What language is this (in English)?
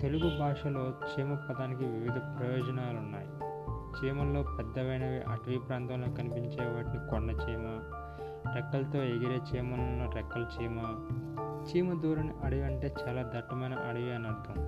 Telugu